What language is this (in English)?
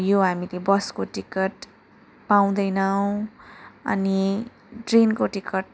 Nepali